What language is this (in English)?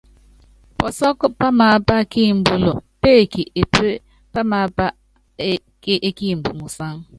Yangben